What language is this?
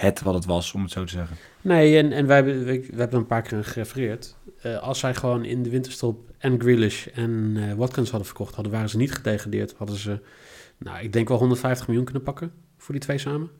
Dutch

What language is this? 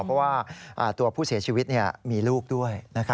Thai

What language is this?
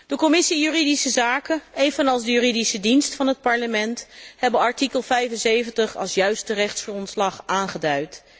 Dutch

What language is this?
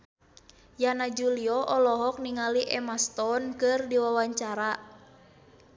Sundanese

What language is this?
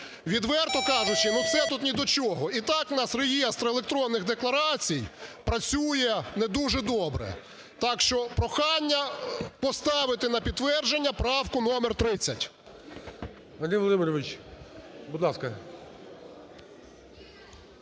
Ukrainian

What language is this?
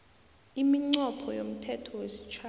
South Ndebele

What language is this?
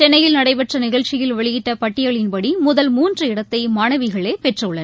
Tamil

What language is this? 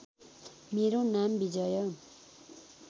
Nepali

